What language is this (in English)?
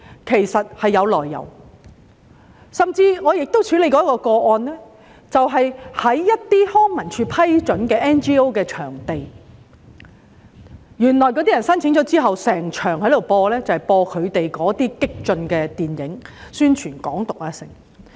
Cantonese